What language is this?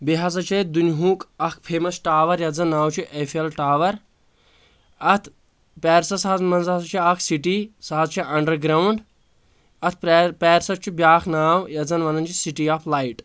Kashmiri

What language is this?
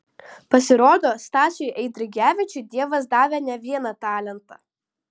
Lithuanian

